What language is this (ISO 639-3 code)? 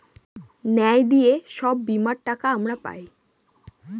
ben